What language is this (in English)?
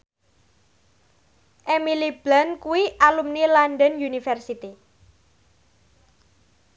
Javanese